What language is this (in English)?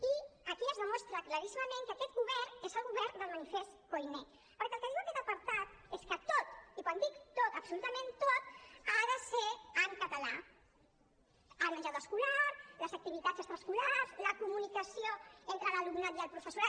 Catalan